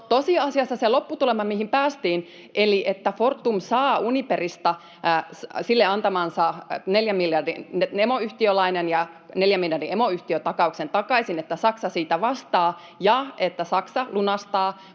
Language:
Finnish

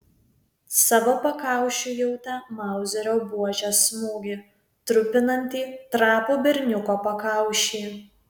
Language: Lithuanian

